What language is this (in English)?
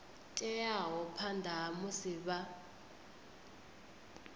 Venda